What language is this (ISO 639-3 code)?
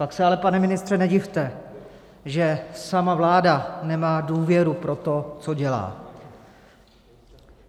ces